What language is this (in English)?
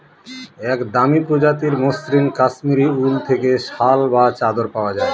Bangla